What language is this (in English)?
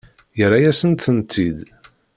Kabyle